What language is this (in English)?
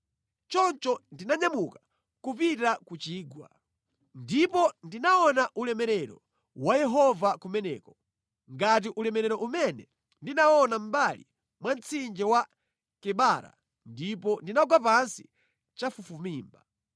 Nyanja